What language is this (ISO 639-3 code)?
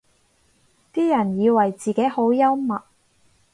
yue